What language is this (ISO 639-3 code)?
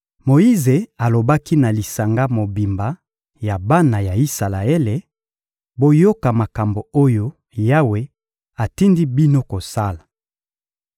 lin